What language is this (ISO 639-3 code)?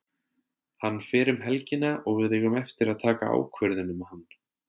isl